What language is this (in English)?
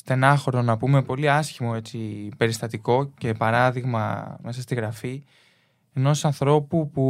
Greek